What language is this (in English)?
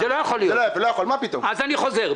Hebrew